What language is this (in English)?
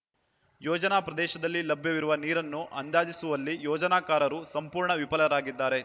Kannada